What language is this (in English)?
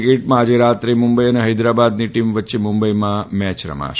Gujarati